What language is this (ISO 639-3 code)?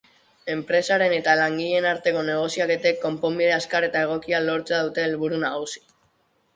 eus